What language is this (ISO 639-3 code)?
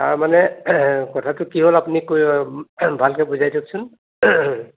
asm